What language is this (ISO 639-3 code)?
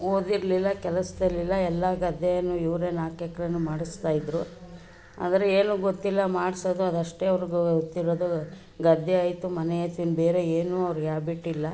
kan